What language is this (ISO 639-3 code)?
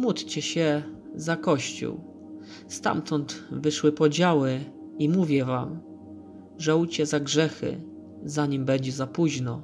pol